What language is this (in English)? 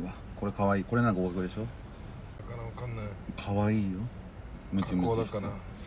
Japanese